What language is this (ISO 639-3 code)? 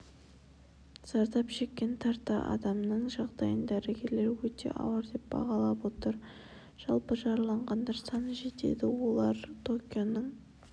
kaz